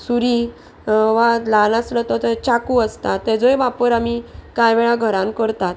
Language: Konkani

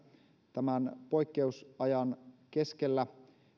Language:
Finnish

